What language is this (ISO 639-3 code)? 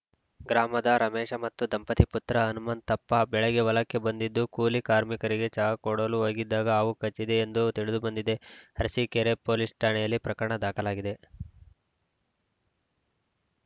kan